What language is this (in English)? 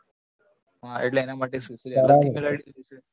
Gujarati